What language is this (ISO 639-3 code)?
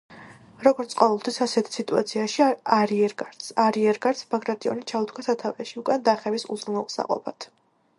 kat